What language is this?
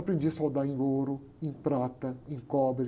Portuguese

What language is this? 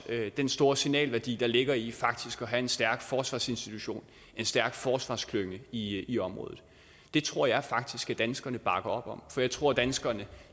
Danish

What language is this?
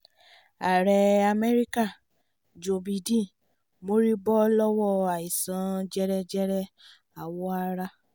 Yoruba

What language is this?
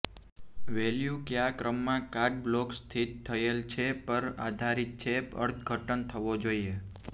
Gujarati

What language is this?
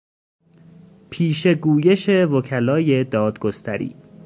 Persian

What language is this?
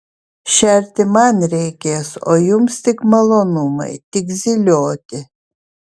Lithuanian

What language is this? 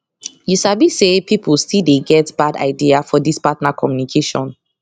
Nigerian Pidgin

